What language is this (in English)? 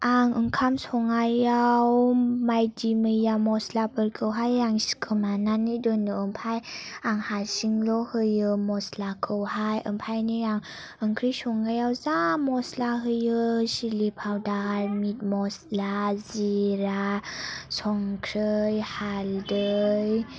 Bodo